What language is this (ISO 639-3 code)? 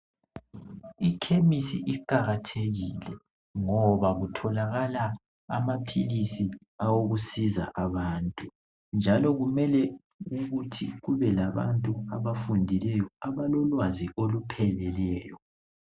nde